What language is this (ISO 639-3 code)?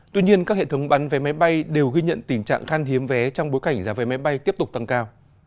vie